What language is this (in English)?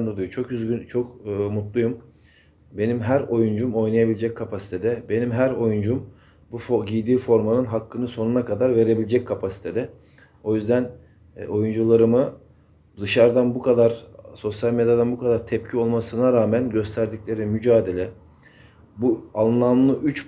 Turkish